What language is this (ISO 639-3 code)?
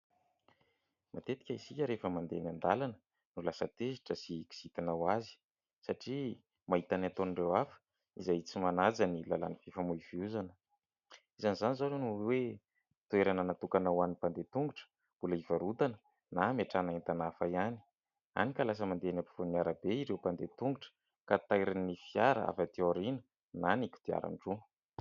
mlg